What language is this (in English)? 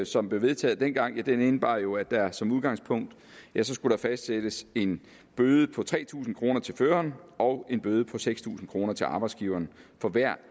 Danish